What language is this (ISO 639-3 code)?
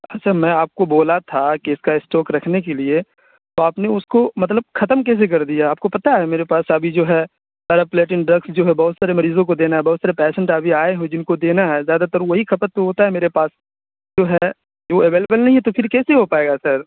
urd